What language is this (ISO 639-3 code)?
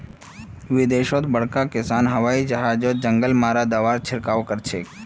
mag